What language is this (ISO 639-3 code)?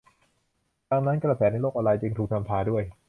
tha